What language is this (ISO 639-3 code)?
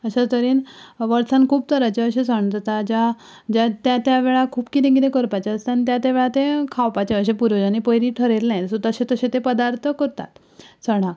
kok